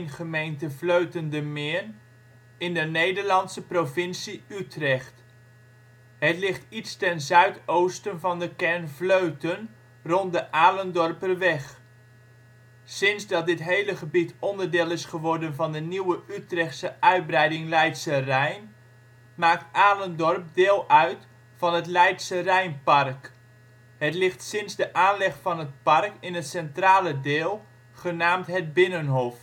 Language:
Dutch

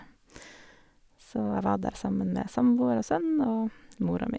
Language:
Norwegian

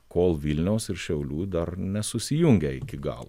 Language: Lithuanian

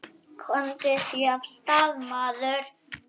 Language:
Icelandic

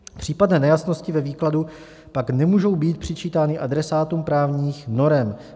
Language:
Czech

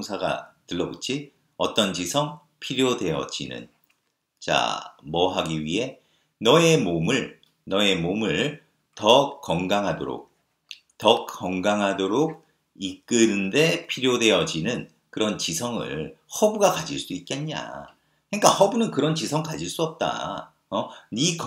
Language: Korean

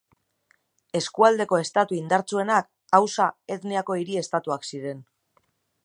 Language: Basque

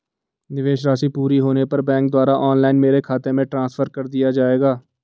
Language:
Hindi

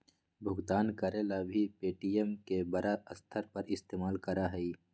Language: Magahi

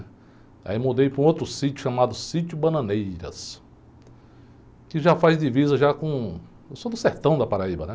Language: Portuguese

